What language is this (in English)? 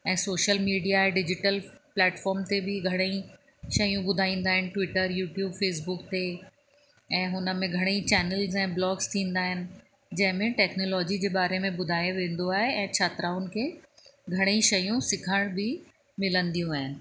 Sindhi